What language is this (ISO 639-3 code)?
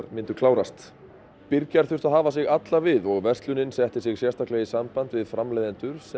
isl